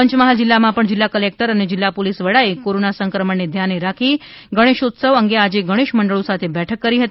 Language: Gujarati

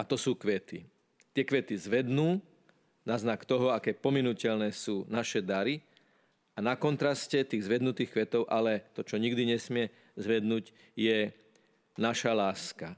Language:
Slovak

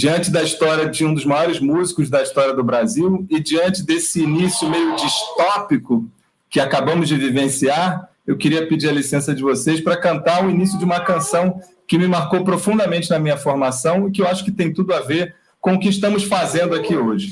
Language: Portuguese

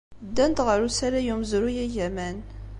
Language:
Kabyle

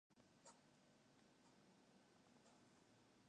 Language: Western Frisian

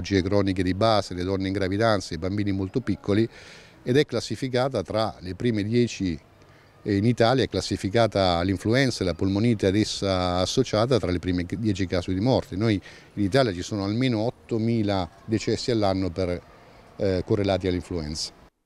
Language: Italian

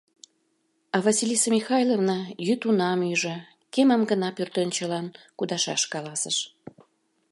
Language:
Mari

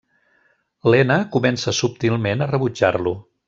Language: Catalan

